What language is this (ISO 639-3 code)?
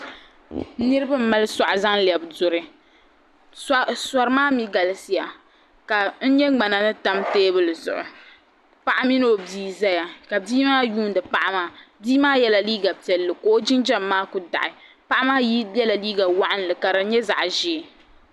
dag